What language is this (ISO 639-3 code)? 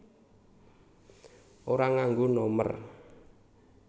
jav